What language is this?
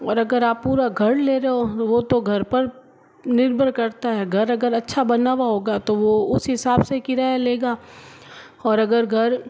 Hindi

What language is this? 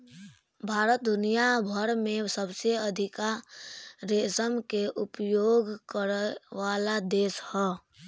Bhojpuri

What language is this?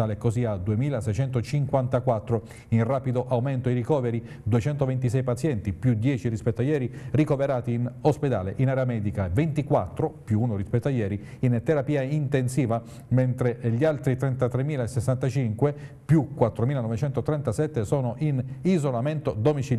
Italian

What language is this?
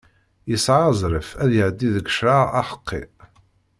Kabyle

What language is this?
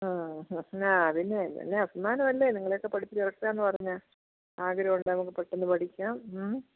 Malayalam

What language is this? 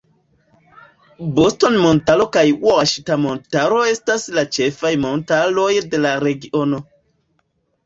Esperanto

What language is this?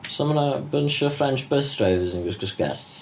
Welsh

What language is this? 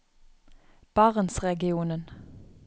Norwegian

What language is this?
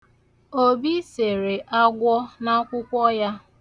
Igbo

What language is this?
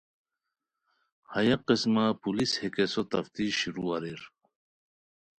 Khowar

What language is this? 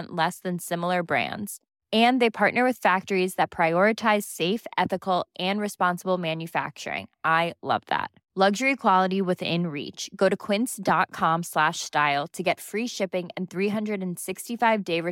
Filipino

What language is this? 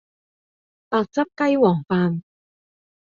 Cantonese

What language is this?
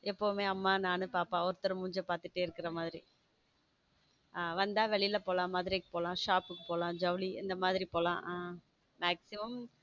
Tamil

